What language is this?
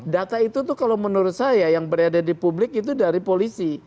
Indonesian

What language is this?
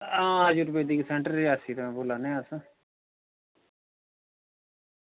Dogri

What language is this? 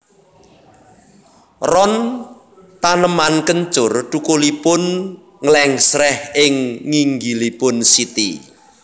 Javanese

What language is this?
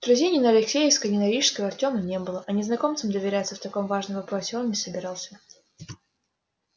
Russian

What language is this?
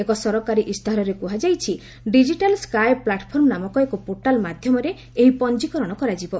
Odia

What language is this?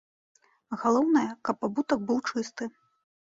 Belarusian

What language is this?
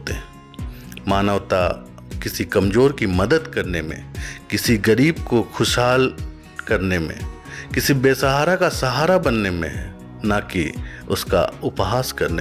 Hindi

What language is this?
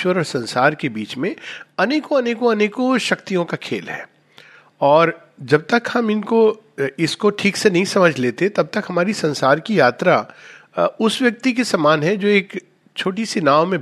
Hindi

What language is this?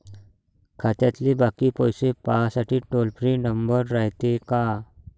Marathi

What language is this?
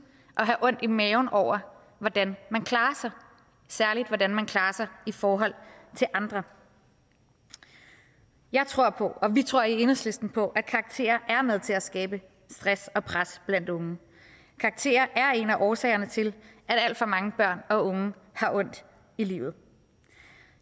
Danish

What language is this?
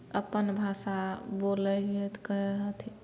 Maithili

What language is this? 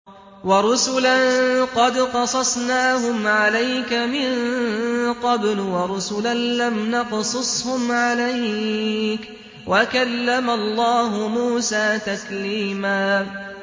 Arabic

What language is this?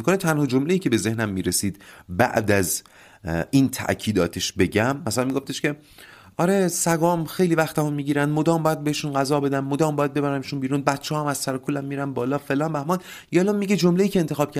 Persian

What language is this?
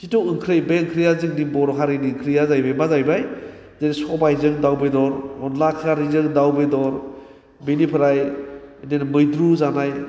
Bodo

